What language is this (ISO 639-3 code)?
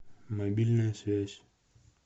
rus